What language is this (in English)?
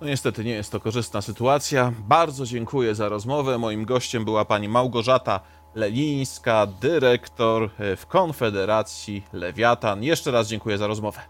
Polish